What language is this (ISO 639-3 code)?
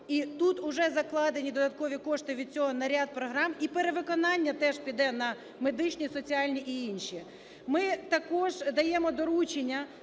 ukr